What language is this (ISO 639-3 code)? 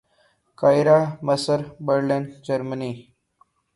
urd